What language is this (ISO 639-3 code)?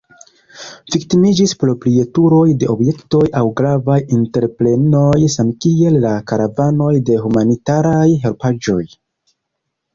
epo